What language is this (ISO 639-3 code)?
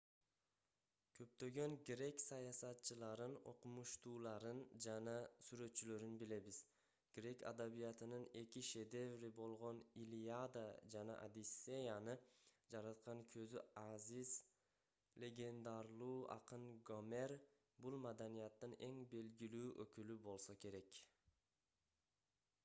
kir